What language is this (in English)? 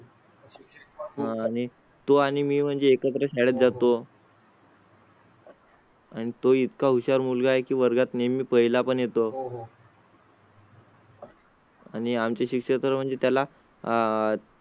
Marathi